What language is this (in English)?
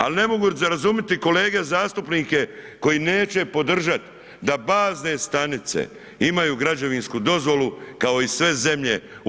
Croatian